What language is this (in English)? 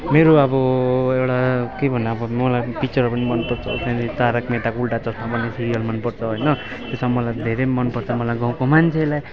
Nepali